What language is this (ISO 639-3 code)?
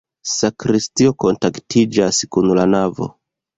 epo